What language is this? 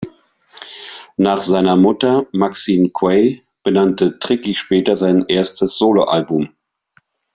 German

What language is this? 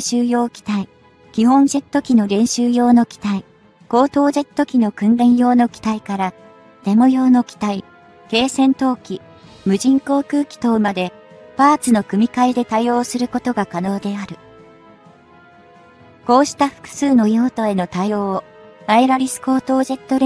Japanese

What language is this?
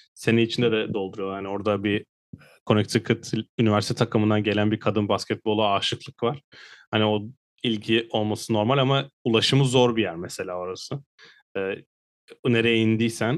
Turkish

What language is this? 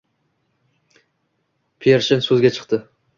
Uzbek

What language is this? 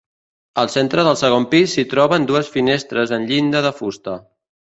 Catalan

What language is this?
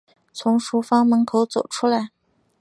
Chinese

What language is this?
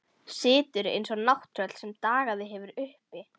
Icelandic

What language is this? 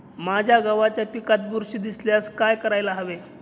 Marathi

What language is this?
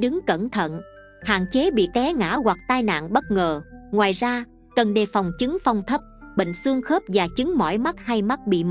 Vietnamese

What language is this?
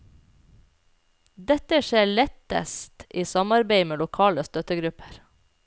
Norwegian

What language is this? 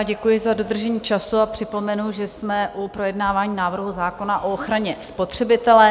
Czech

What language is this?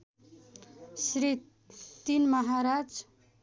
Nepali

